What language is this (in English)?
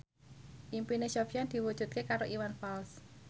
Javanese